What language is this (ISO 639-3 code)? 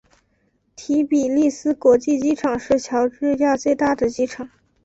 zho